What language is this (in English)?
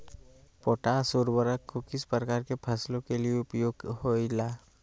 Magahi